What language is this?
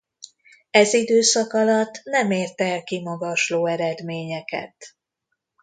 Hungarian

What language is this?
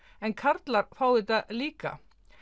Icelandic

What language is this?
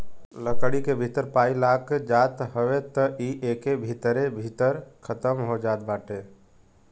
Bhojpuri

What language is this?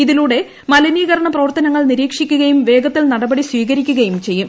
Malayalam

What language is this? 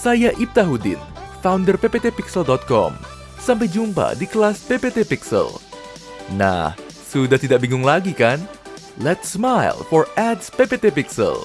Indonesian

